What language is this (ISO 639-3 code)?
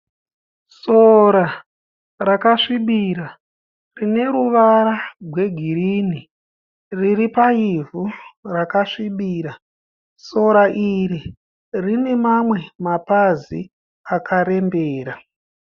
sna